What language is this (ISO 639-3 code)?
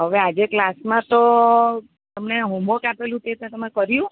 guj